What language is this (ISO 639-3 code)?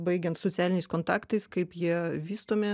lit